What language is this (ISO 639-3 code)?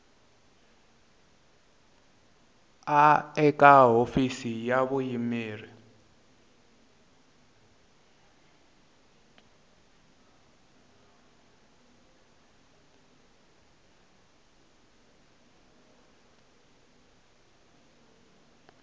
tso